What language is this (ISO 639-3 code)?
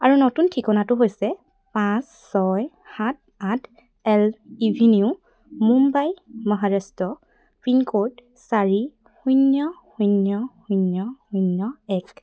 asm